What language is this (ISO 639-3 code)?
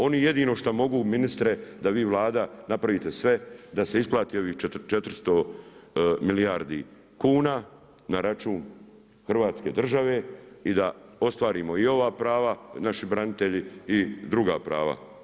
hrv